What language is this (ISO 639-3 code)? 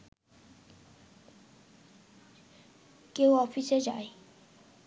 ben